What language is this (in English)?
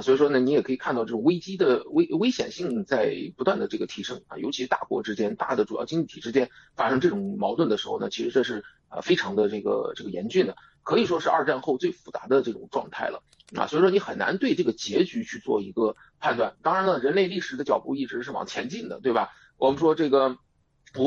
Chinese